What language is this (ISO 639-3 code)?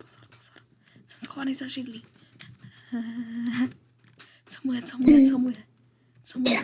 ces